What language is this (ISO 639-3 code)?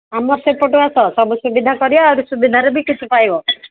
ori